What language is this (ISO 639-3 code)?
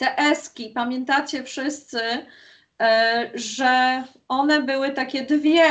pol